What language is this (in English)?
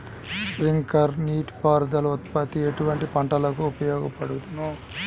Telugu